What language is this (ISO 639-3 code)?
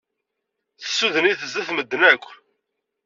kab